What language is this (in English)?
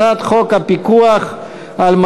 Hebrew